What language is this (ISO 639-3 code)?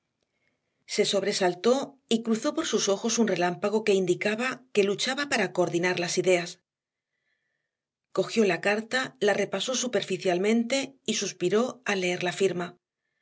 spa